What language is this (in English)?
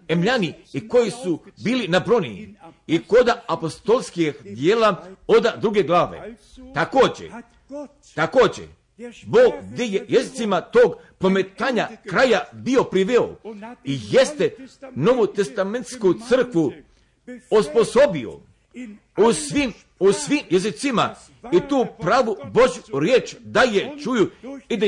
Croatian